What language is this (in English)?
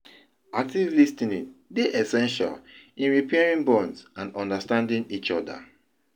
Nigerian Pidgin